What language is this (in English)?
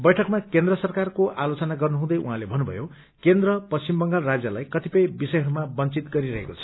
Nepali